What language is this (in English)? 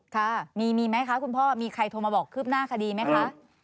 Thai